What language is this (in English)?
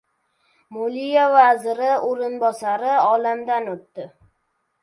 Uzbek